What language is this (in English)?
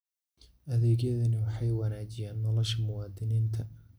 Somali